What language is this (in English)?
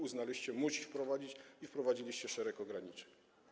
Polish